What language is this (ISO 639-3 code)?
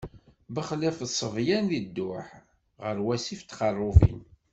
kab